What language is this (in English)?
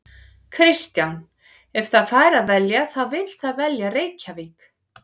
Icelandic